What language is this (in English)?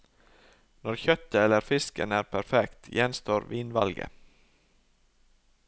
Norwegian